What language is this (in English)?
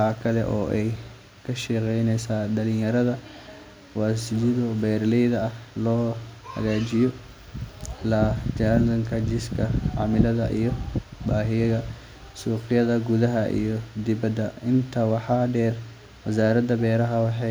Somali